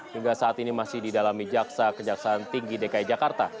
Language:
Indonesian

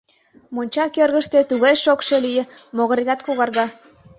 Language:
Mari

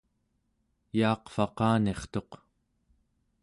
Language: Central Yupik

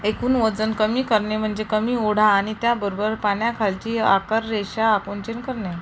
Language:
Marathi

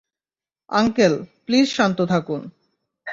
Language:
Bangla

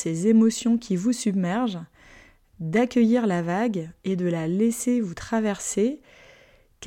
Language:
French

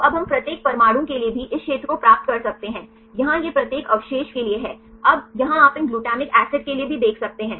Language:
Hindi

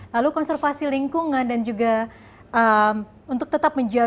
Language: Indonesian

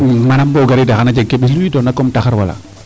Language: Serer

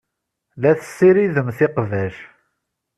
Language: Kabyle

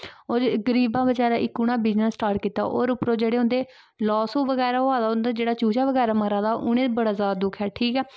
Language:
Dogri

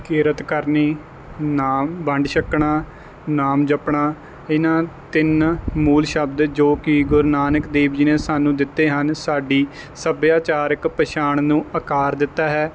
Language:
Punjabi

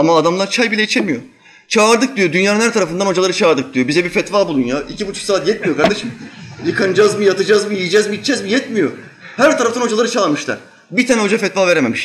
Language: Turkish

